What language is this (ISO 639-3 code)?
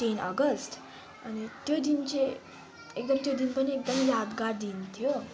nep